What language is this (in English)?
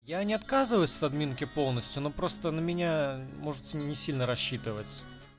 Russian